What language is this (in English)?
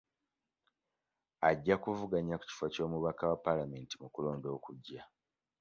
Ganda